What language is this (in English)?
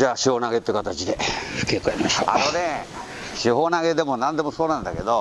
Japanese